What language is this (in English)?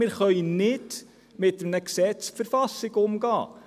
Swiss German